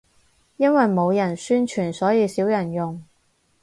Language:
Cantonese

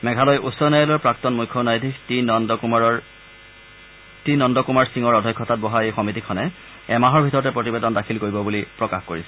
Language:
Assamese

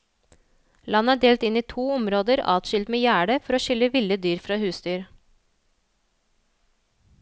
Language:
Norwegian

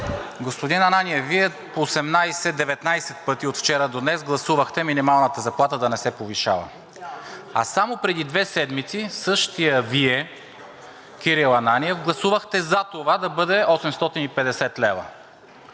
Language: Bulgarian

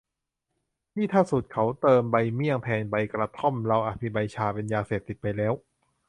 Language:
Thai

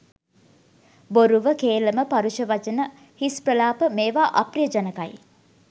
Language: Sinhala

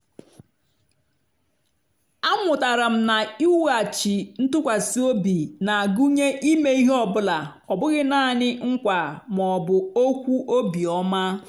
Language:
Igbo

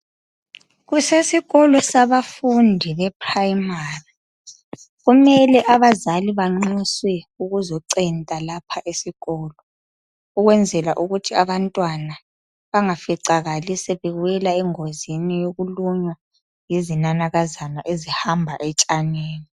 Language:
North Ndebele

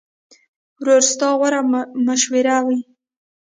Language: Pashto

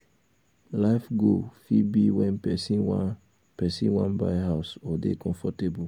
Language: Nigerian Pidgin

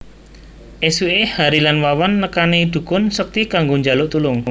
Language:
Javanese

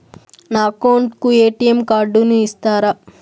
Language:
Telugu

